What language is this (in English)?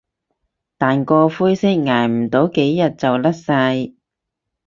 Cantonese